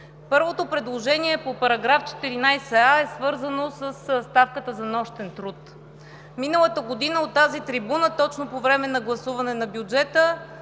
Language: Bulgarian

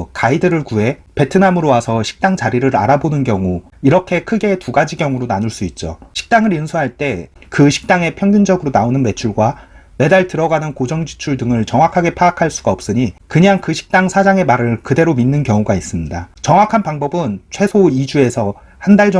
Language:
Korean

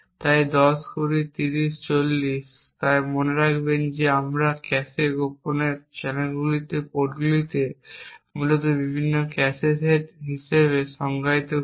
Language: Bangla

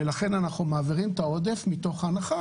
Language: Hebrew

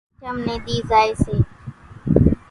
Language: Kachi Koli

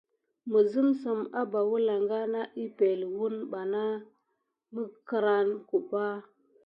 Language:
Gidar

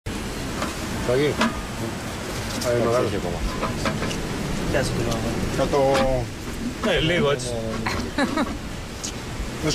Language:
Greek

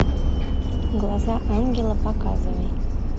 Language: Russian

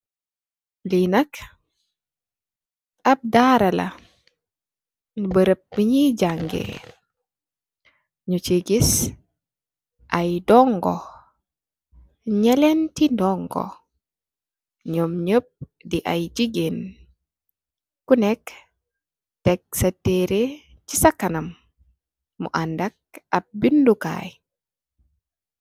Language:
Wolof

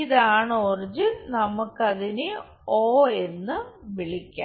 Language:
Malayalam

